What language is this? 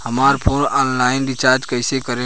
Bhojpuri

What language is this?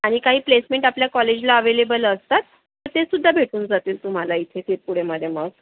Marathi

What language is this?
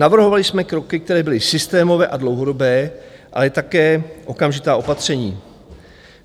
Czech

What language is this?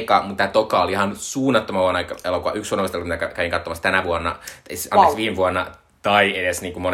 Finnish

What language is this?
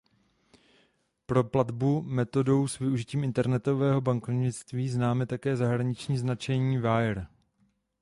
Czech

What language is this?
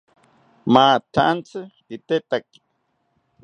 South Ucayali Ashéninka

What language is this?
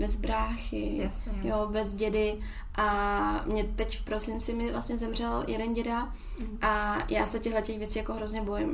Czech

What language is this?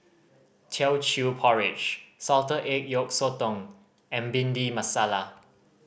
English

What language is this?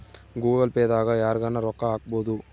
Kannada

